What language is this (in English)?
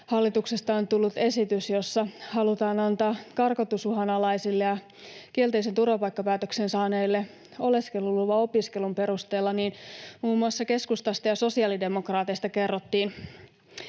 Finnish